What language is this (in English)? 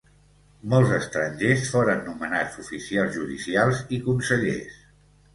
Catalan